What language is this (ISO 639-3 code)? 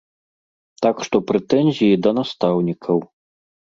bel